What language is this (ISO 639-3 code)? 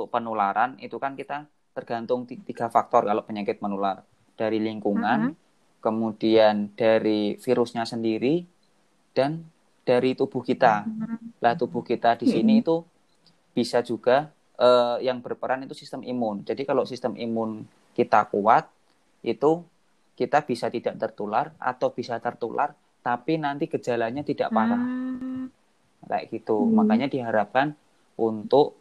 ind